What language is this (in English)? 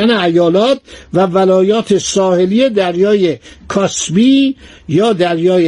Persian